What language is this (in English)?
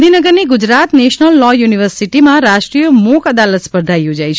Gujarati